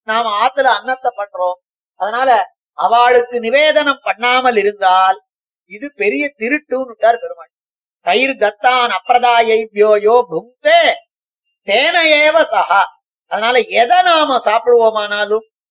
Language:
Tamil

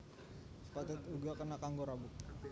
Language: Javanese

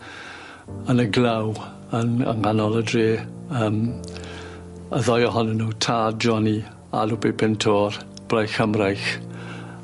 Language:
Welsh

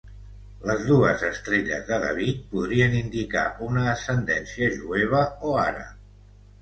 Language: Catalan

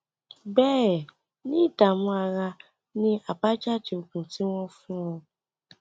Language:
Yoruba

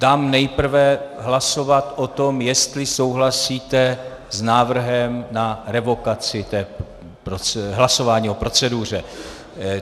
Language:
Czech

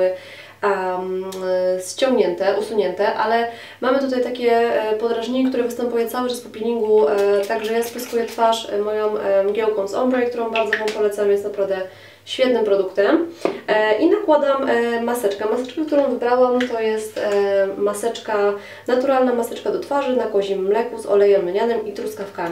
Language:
Polish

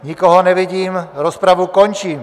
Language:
Czech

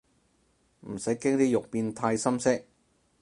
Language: Cantonese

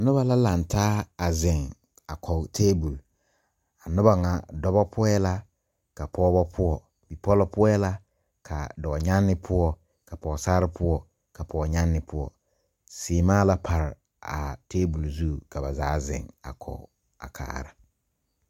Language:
Southern Dagaare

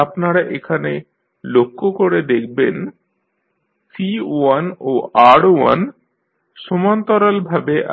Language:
Bangla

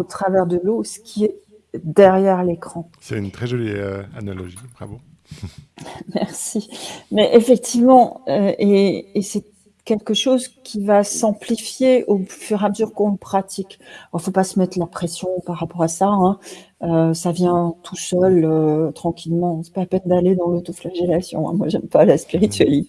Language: French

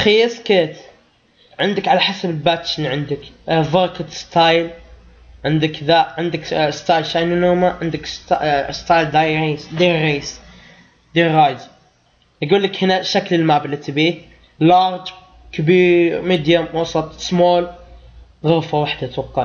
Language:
Arabic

